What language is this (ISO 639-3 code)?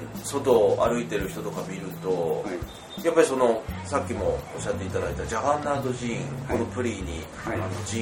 jpn